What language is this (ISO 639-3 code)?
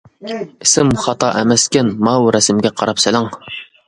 uig